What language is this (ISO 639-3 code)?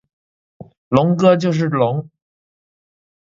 zho